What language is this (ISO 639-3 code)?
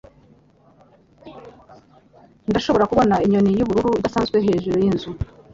kin